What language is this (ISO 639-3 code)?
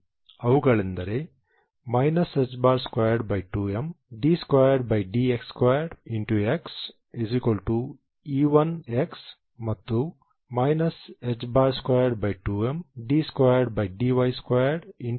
kan